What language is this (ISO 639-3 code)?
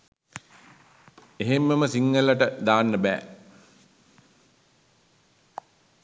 sin